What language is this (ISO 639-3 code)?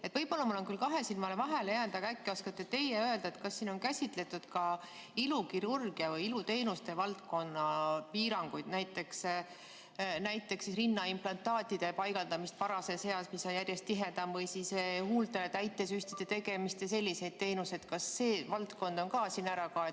est